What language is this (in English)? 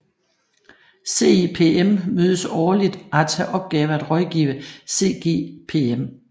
Danish